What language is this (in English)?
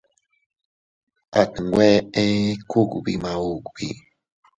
Teutila Cuicatec